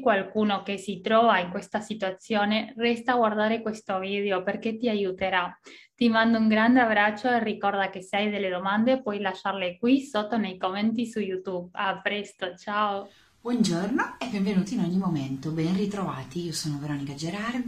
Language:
Italian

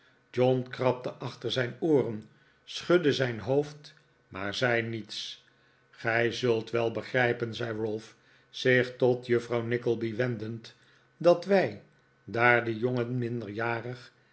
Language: Dutch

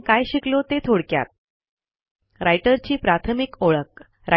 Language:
Marathi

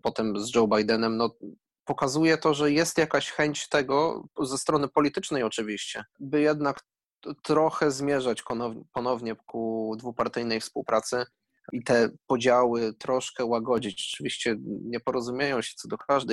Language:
Polish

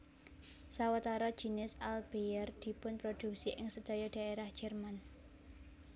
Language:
Javanese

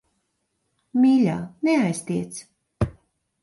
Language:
Latvian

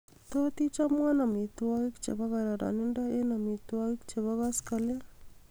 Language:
Kalenjin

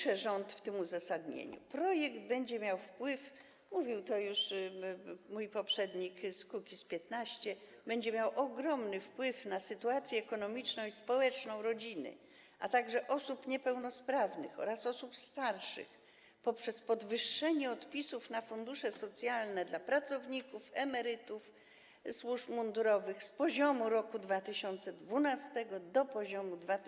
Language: Polish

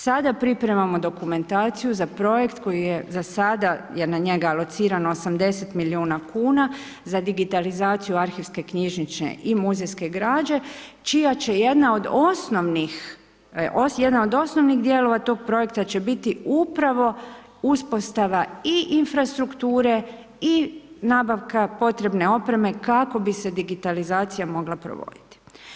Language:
Croatian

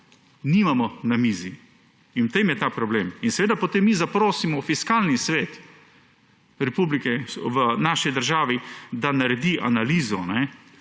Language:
Slovenian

